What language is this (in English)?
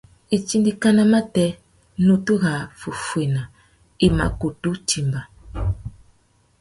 Tuki